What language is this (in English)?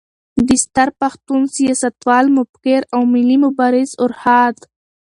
Pashto